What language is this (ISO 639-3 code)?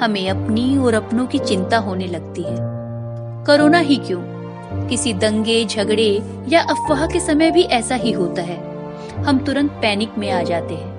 hin